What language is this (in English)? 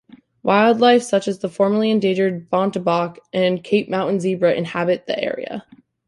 English